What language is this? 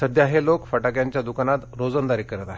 Marathi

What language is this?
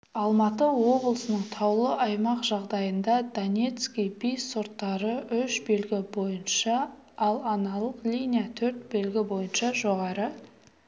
Kazakh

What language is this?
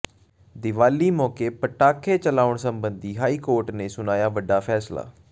Punjabi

